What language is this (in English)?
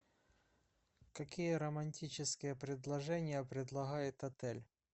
Russian